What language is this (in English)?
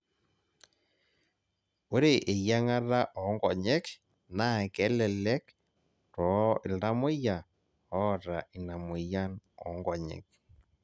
Masai